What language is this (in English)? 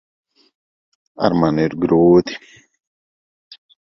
Latvian